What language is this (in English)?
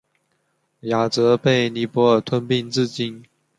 Chinese